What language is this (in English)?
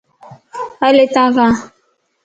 Lasi